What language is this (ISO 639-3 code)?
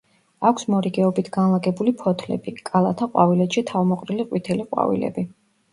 kat